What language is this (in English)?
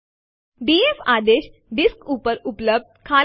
Gujarati